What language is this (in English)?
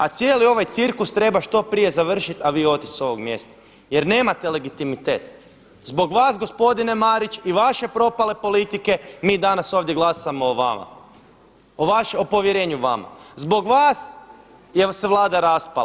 Croatian